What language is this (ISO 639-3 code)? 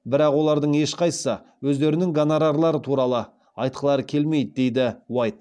kaz